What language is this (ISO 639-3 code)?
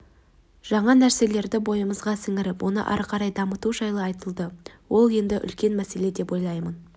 kaz